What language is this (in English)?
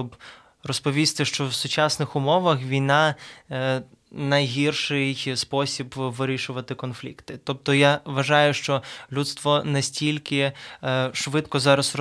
Ukrainian